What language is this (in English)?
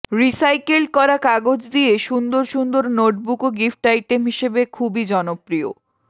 Bangla